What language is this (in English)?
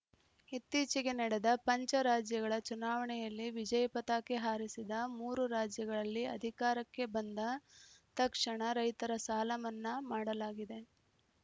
Kannada